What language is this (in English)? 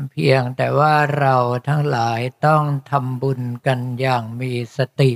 Thai